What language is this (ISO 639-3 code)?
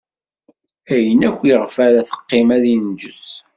kab